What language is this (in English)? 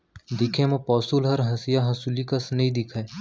Chhattisgarhi